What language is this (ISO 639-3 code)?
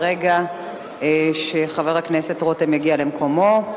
heb